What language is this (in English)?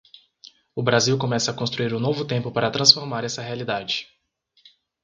Portuguese